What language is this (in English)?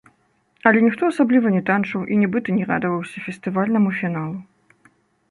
Belarusian